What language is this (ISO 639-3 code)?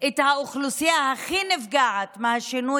heb